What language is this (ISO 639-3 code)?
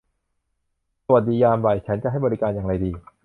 tha